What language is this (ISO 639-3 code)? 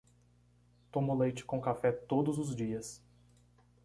por